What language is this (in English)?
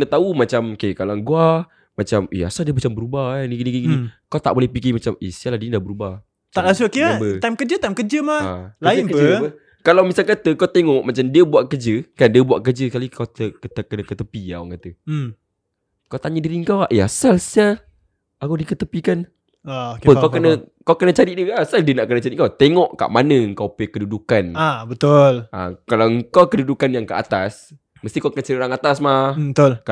Malay